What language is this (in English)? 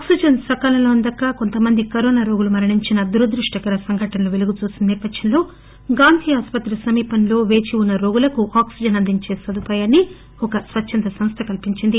Telugu